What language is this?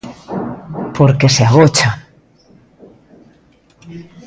Galician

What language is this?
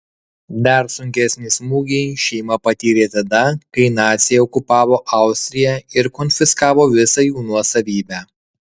Lithuanian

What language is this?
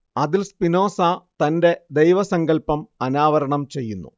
Malayalam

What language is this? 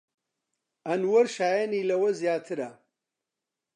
Central Kurdish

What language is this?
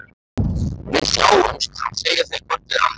Icelandic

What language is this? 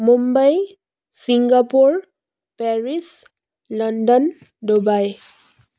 Assamese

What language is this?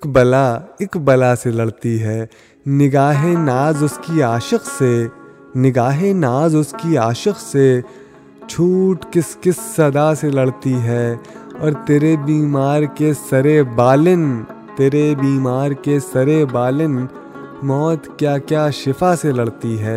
Urdu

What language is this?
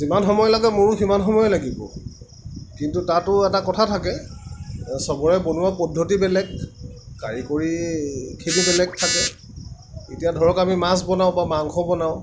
Assamese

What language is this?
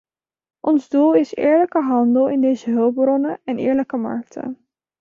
Dutch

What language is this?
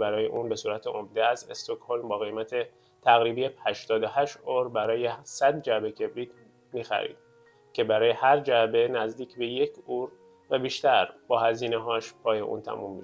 Persian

